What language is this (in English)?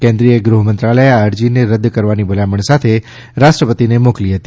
Gujarati